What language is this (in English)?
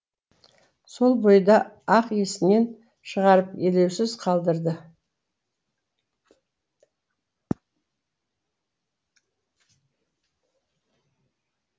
Kazakh